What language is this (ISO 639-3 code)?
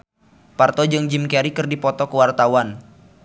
sun